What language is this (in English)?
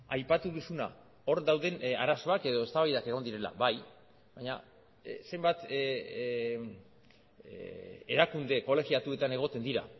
Basque